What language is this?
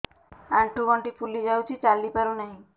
Odia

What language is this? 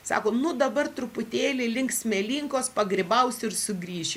Lithuanian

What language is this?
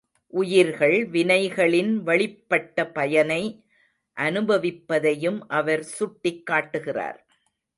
Tamil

